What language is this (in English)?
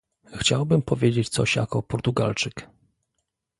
Polish